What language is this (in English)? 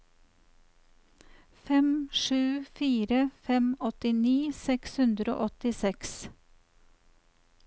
Norwegian